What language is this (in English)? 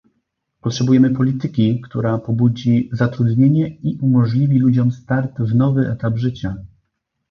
Polish